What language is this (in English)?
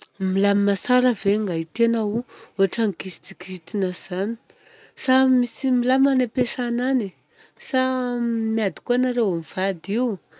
Southern Betsimisaraka Malagasy